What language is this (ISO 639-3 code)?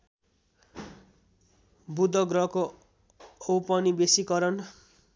nep